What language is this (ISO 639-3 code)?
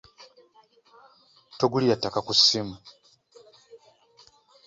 lug